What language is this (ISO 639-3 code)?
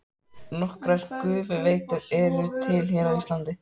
isl